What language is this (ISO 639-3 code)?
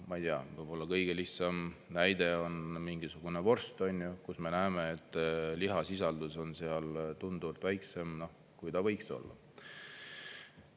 est